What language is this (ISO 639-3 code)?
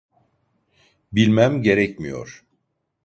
tur